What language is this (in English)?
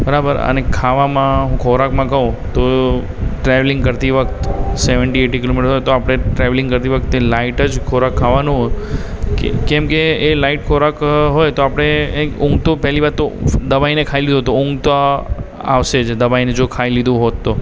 Gujarati